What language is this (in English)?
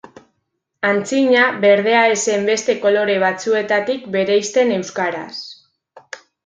Basque